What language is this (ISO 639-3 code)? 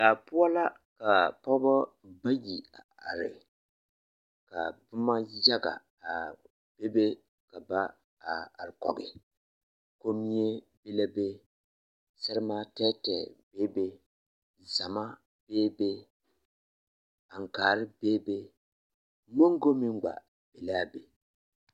dga